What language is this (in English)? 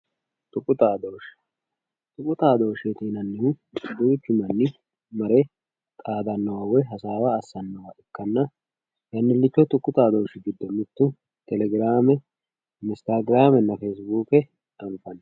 Sidamo